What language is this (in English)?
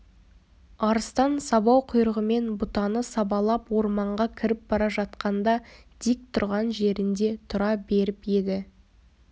Kazakh